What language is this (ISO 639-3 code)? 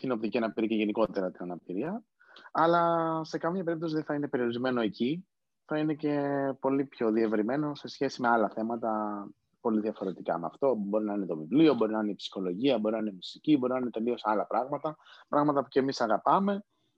ell